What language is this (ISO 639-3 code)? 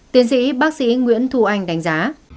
vie